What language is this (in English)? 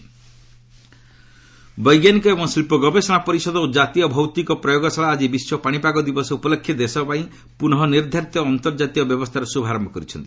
Odia